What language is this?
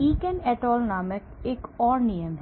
Hindi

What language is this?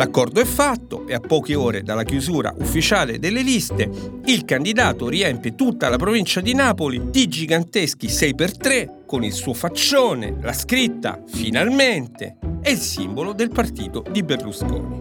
Italian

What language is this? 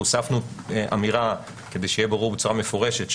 Hebrew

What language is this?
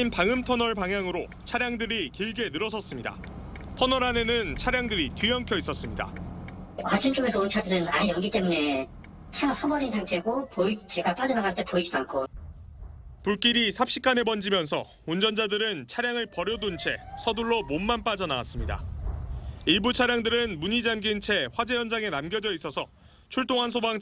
Korean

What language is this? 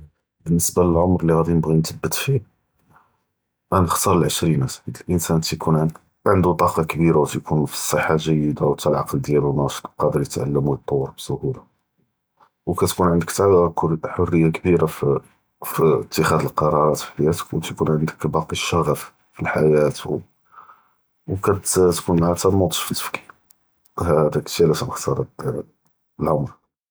Judeo-Arabic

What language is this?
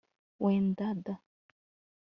Kinyarwanda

